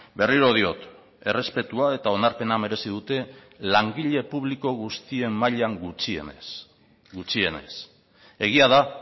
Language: Basque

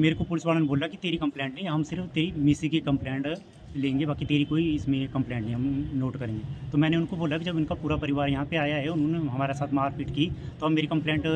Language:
Hindi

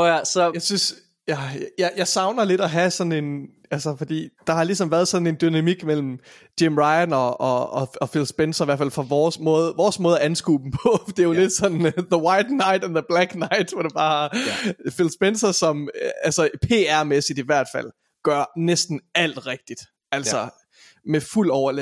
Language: Danish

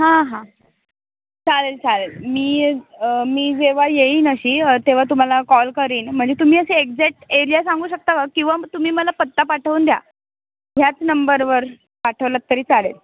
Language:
Marathi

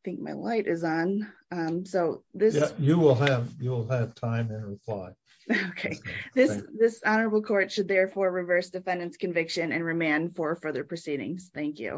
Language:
English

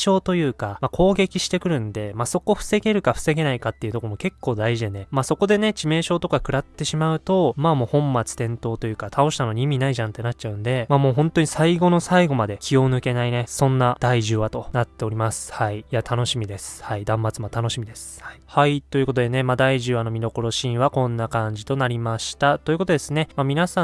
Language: Japanese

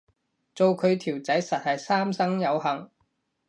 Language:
Cantonese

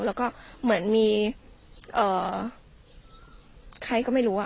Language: Thai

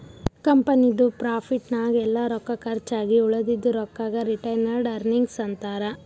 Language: Kannada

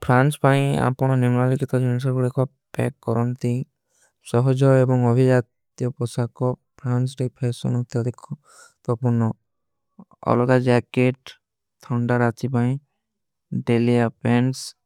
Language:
Kui (India)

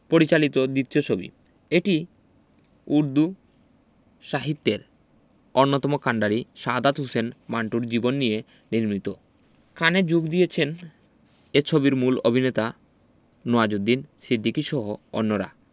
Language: Bangla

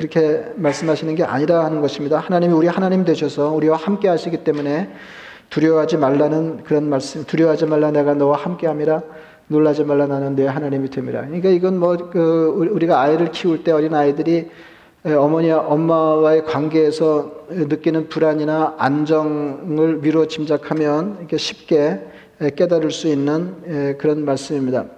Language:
Korean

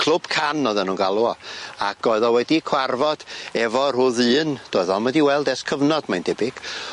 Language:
Welsh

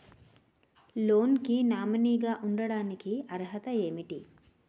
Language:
Telugu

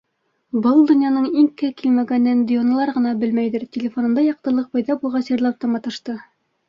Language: Bashkir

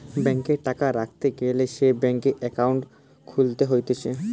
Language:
Bangla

